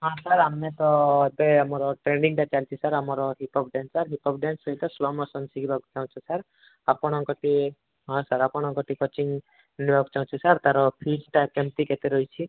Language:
Odia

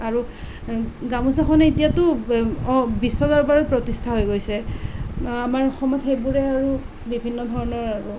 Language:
Assamese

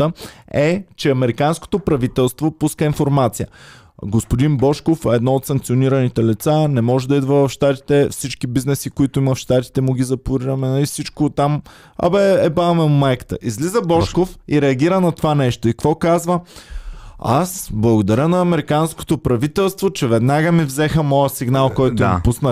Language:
Bulgarian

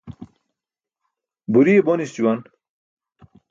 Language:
Burushaski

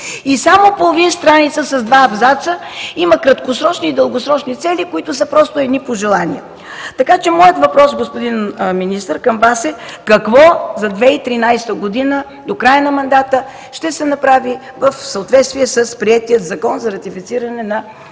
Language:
Bulgarian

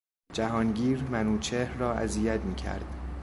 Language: Persian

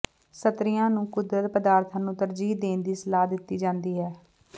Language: Punjabi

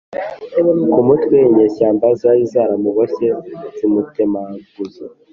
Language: Kinyarwanda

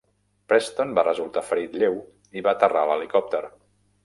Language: Catalan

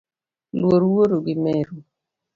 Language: Luo (Kenya and Tanzania)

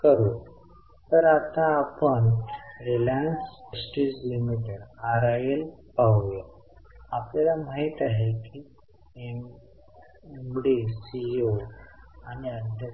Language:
Marathi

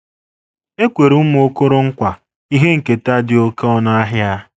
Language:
Igbo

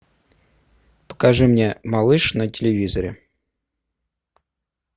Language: Russian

